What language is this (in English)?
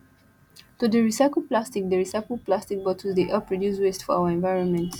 Nigerian Pidgin